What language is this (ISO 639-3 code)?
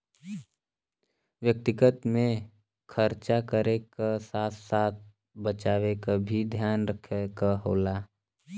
bho